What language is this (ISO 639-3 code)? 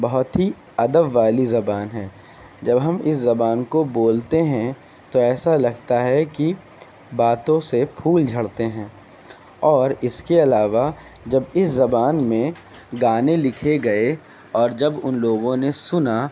urd